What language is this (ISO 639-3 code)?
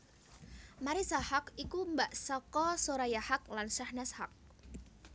jav